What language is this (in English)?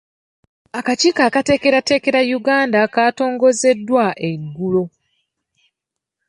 Ganda